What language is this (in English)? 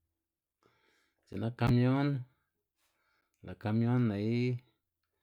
Xanaguía Zapotec